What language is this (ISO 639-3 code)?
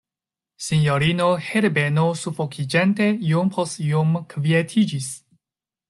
epo